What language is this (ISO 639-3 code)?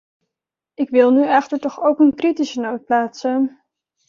nld